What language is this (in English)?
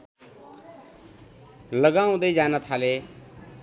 Nepali